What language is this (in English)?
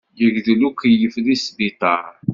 Kabyle